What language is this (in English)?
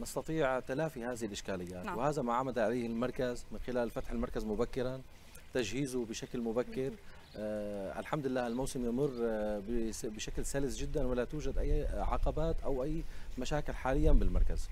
Arabic